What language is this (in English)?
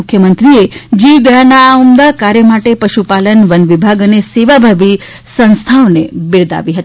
Gujarati